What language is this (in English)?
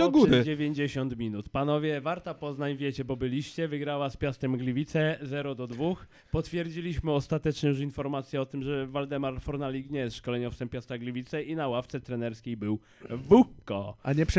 Polish